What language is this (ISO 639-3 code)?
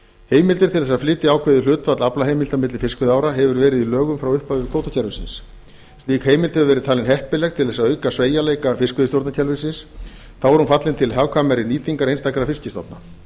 isl